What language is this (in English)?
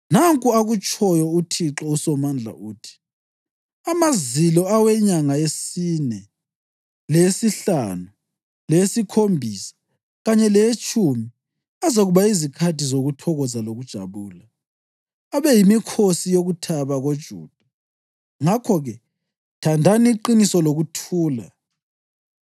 North Ndebele